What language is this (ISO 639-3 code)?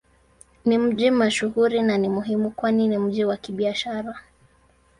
swa